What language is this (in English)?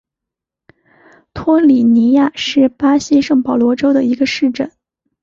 Chinese